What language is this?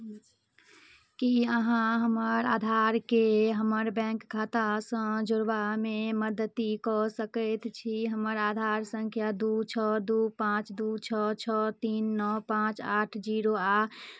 Maithili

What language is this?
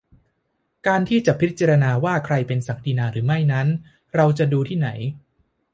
Thai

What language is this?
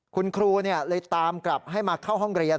Thai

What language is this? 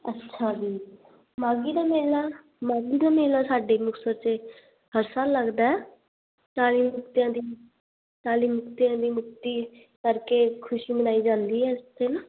Punjabi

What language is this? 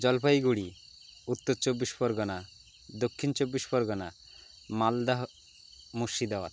Bangla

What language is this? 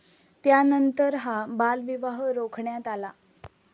Marathi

